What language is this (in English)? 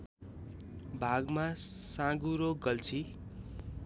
Nepali